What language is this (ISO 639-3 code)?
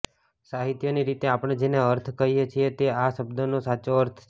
guj